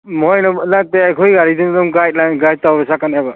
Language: Manipuri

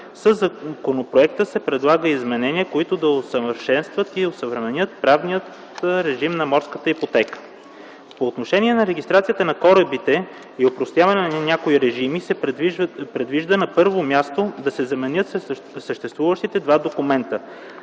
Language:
Bulgarian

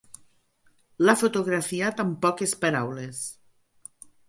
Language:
Catalan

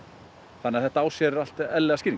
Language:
Icelandic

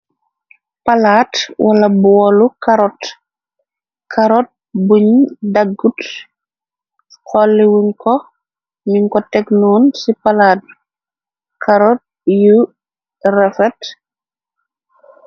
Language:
Wolof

